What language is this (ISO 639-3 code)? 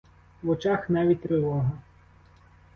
ukr